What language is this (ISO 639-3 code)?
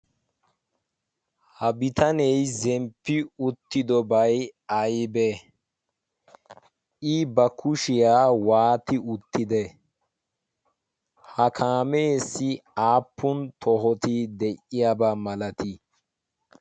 wal